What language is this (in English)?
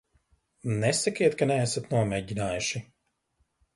Latvian